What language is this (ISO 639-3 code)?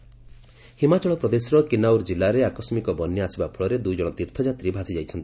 ori